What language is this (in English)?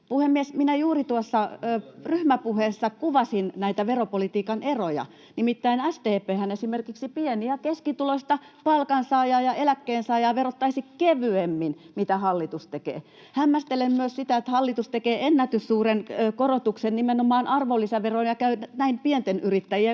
Finnish